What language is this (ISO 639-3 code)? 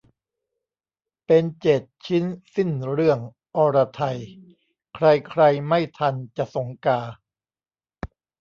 tha